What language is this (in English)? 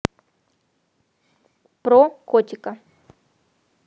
Russian